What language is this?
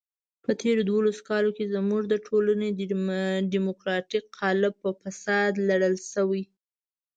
Pashto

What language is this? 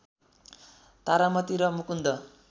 Nepali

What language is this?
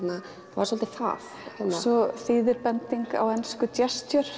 Icelandic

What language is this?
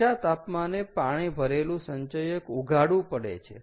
Gujarati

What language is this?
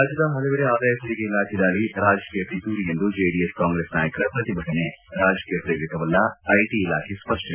Kannada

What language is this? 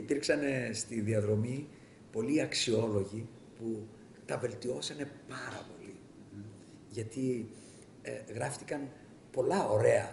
Greek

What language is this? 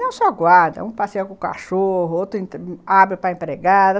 Portuguese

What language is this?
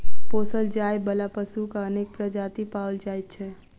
Maithili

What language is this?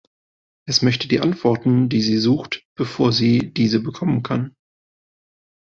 German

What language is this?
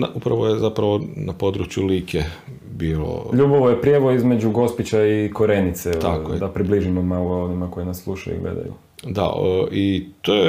Croatian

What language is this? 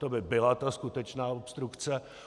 Czech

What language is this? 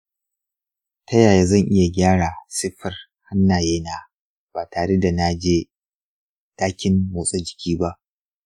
Hausa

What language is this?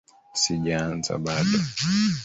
Swahili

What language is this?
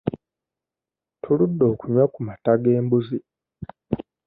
Ganda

